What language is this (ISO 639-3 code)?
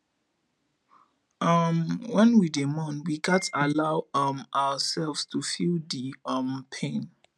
pcm